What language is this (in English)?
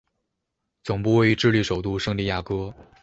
Chinese